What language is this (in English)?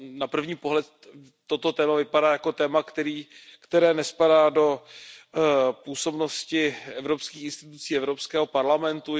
Czech